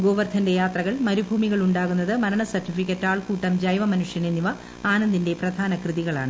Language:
Malayalam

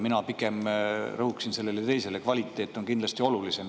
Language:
Estonian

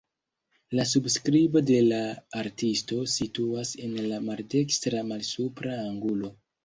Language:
Esperanto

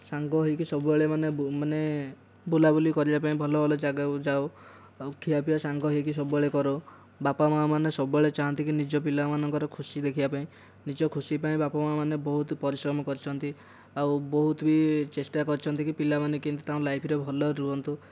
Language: Odia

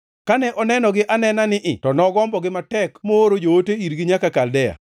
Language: Luo (Kenya and Tanzania)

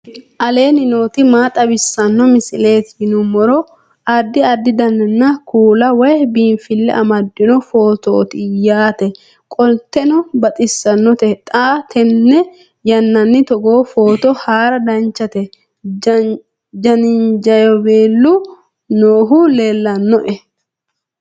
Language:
Sidamo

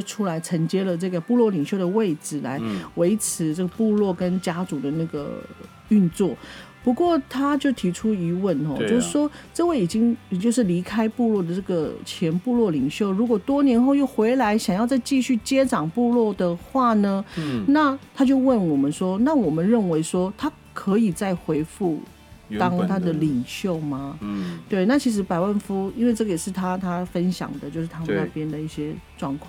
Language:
Chinese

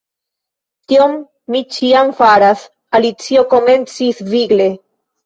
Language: Esperanto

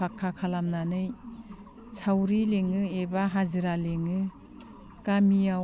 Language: Bodo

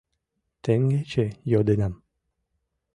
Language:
Mari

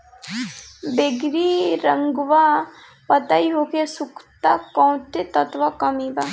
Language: Bhojpuri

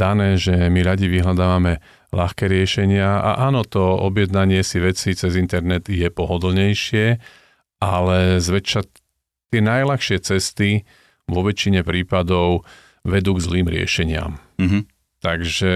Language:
Slovak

